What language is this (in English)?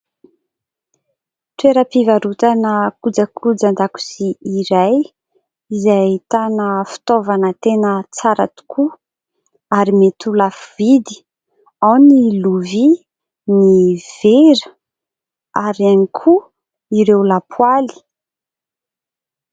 Malagasy